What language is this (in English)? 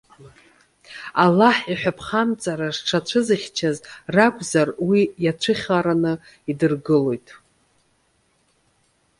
Abkhazian